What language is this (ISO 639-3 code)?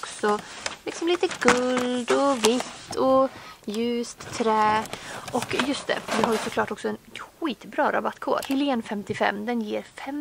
swe